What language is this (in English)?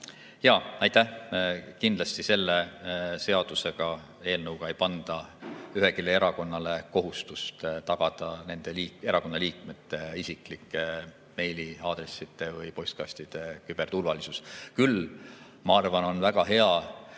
Estonian